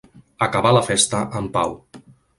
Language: Catalan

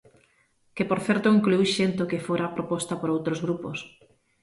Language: Galician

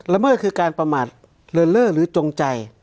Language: Thai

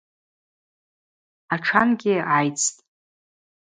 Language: Abaza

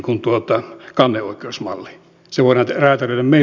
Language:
Finnish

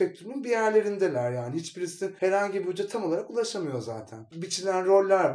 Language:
Turkish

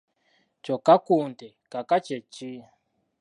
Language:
Ganda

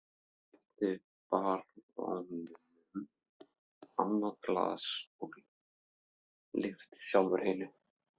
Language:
Icelandic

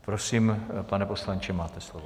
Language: Czech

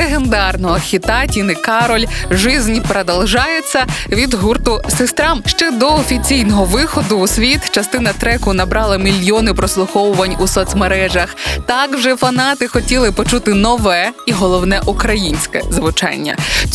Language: Ukrainian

